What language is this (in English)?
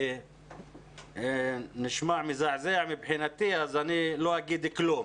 Hebrew